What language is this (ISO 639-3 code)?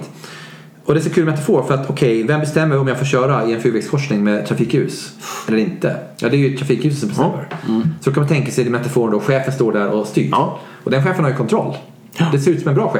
swe